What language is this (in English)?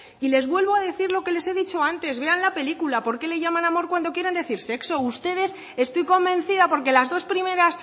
Spanish